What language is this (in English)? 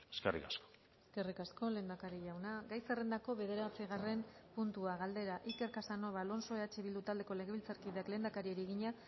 Basque